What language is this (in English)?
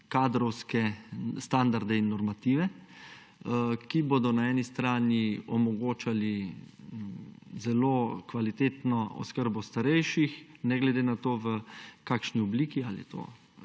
Slovenian